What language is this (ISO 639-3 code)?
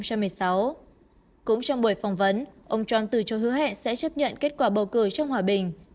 vie